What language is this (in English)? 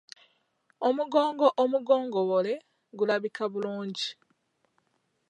Ganda